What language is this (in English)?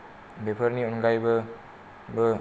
Bodo